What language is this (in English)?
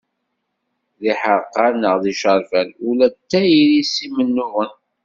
Kabyle